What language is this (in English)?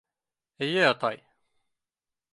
Bashkir